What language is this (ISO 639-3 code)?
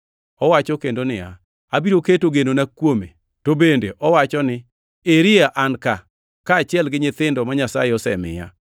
luo